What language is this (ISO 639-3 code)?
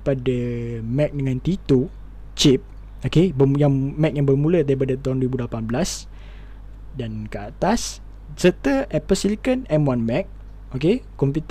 msa